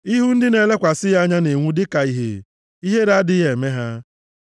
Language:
Igbo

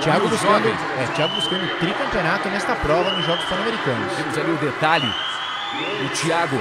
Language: Portuguese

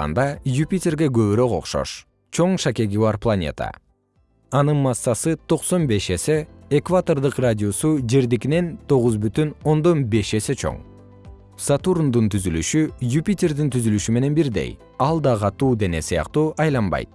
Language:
Kyrgyz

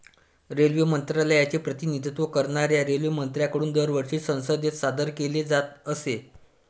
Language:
Marathi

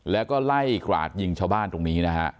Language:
Thai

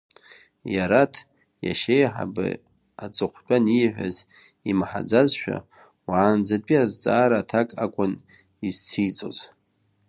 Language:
Abkhazian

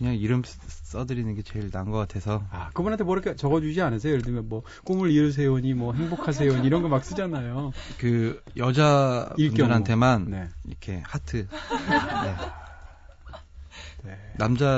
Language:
Korean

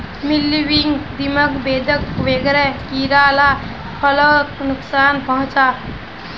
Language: Magahi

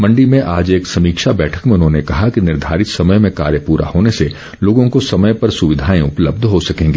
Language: Hindi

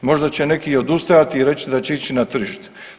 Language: Croatian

